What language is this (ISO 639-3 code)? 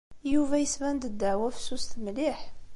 kab